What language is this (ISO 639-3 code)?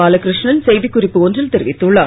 tam